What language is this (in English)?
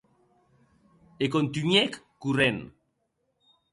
Occitan